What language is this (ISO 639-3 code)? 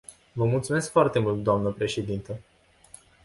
ron